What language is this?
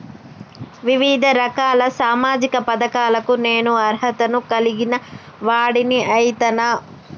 Telugu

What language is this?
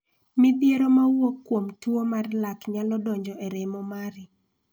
Luo (Kenya and Tanzania)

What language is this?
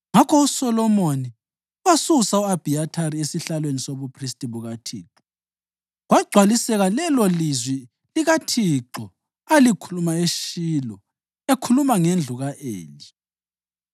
North Ndebele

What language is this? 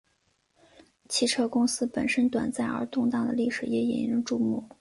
Chinese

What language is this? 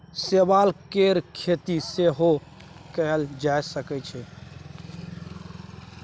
Maithili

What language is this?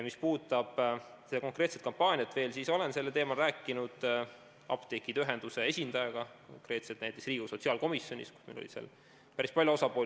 Estonian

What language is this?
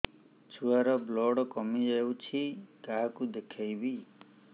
Odia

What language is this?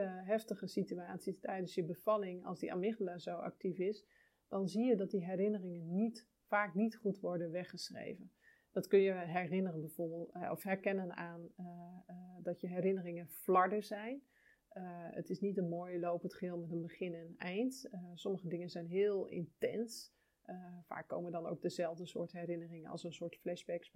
Dutch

